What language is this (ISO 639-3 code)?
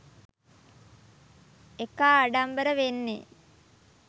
sin